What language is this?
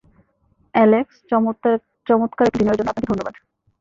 Bangla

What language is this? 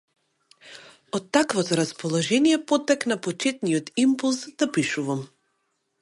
Macedonian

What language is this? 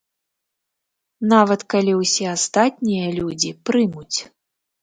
Belarusian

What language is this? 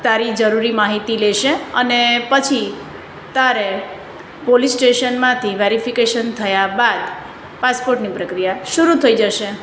Gujarati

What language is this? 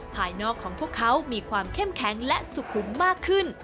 Thai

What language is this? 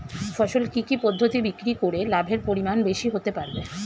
Bangla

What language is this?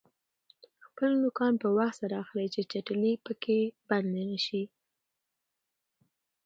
Pashto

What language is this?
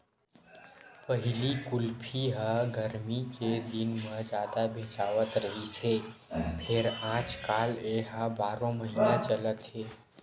Chhattisgarhi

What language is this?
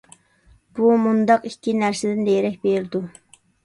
Uyghur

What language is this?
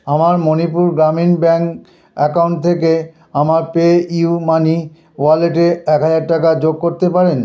Bangla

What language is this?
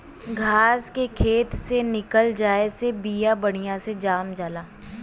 Bhojpuri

